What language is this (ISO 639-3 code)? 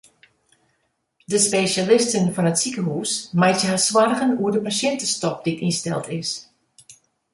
fry